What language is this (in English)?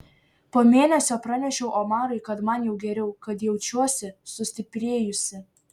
Lithuanian